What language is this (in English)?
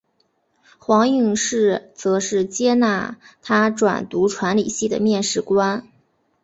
Chinese